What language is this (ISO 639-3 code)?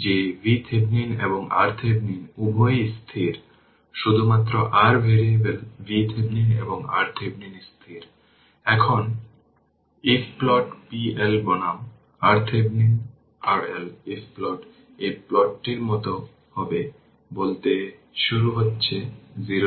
ben